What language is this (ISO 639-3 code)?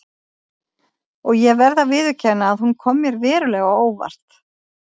isl